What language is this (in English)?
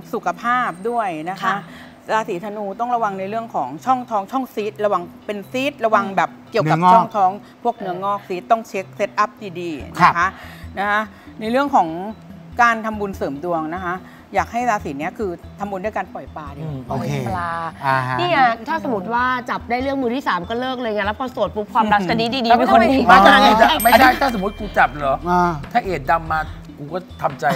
Thai